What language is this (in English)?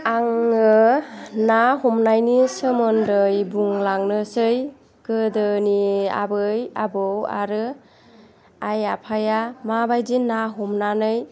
Bodo